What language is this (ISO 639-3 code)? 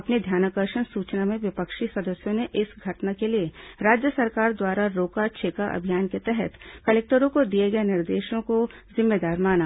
hin